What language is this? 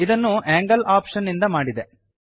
Kannada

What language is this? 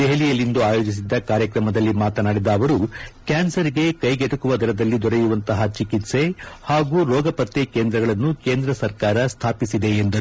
Kannada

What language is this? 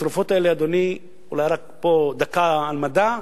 Hebrew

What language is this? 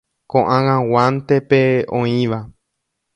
Guarani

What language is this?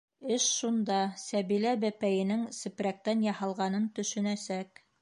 Bashkir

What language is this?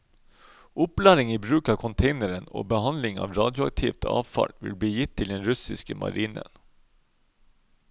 Norwegian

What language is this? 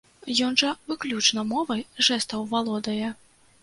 Belarusian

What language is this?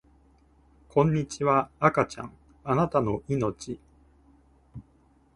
Japanese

